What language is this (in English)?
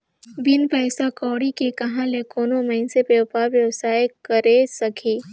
Chhattisgarhi